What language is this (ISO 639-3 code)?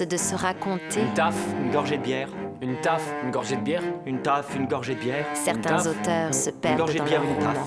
fra